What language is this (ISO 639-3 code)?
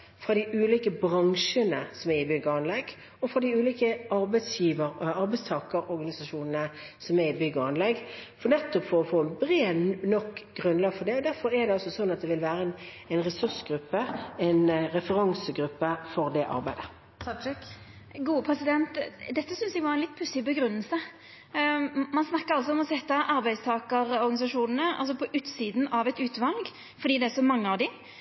nor